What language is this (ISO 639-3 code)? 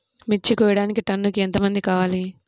tel